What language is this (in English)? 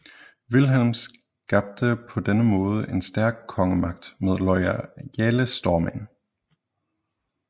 Danish